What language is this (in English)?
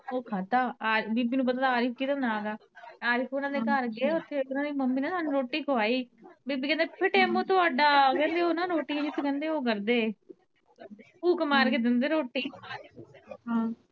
Punjabi